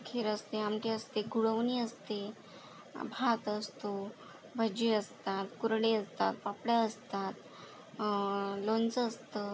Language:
Marathi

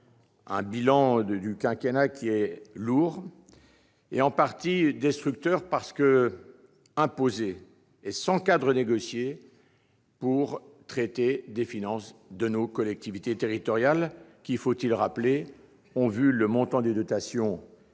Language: French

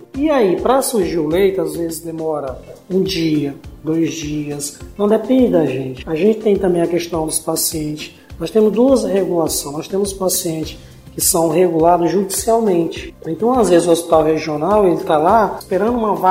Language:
Portuguese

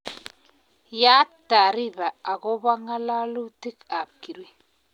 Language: Kalenjin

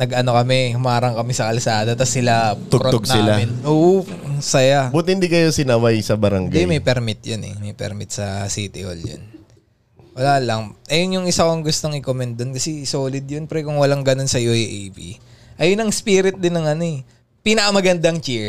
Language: Filipino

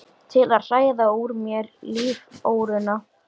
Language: Icelandic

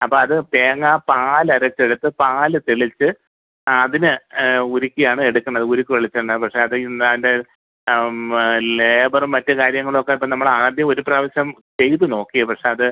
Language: Malayalam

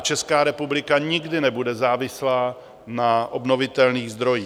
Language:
Czech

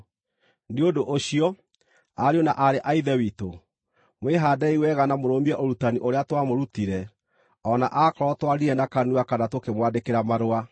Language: Kikuyu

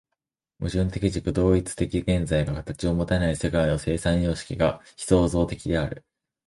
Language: Japanese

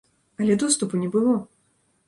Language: Belarusian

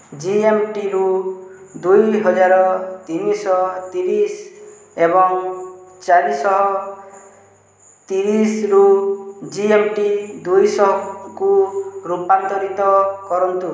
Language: Odia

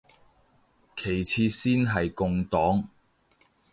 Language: Cantonese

